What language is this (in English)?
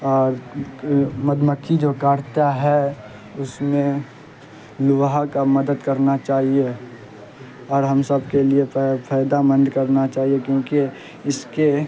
Urdu